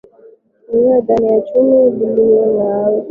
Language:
Swahili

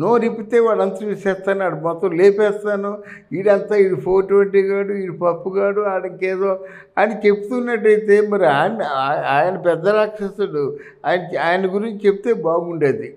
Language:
Telugu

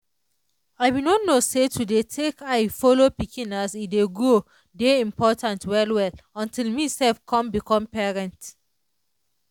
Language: Nigerian Pidgin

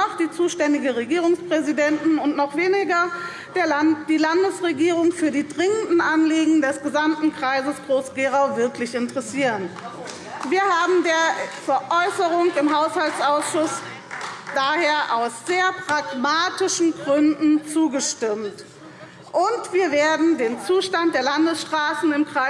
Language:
German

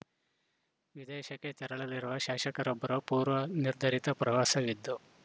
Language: Kannada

